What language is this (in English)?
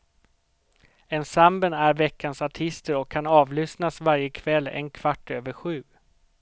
Swedish